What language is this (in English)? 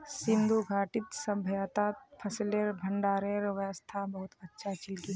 Magahi